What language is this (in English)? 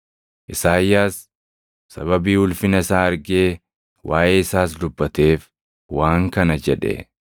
Oromo